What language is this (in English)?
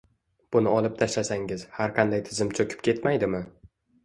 Uzbek